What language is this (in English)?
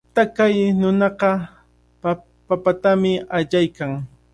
Cajatambo North Lima Quechua